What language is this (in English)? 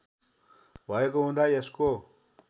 Nepali